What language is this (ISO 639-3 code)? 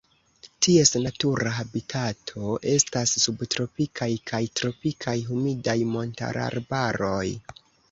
epo